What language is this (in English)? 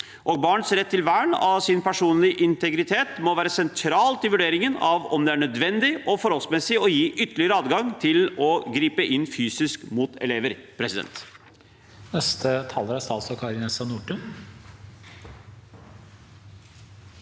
Norwegian